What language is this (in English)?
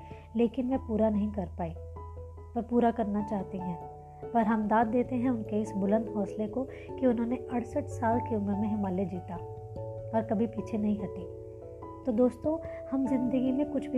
Hindi